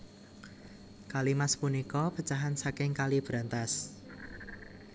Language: Javanese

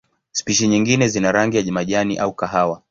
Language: Swahili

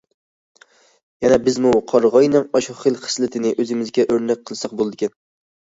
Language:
Uyghur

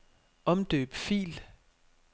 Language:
Danish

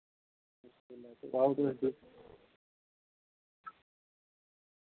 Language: Dogri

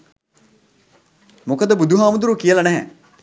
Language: Sinhala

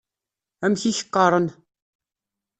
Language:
Kabyle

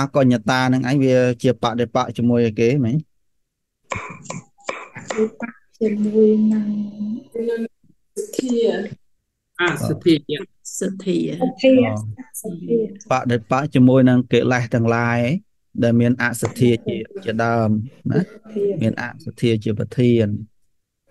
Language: Vietnamese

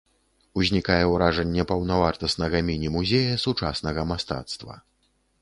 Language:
Belarusian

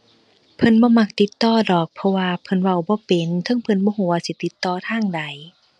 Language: Thai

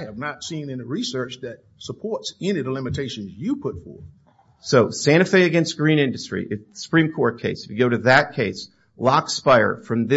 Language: English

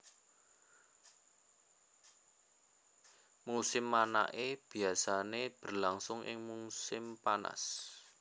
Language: Javanese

